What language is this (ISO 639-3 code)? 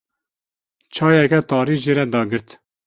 kur